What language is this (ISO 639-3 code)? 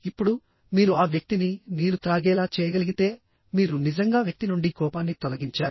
tel